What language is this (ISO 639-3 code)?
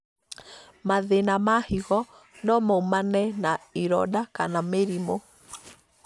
kik